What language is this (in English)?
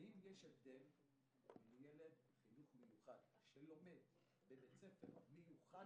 Hebrew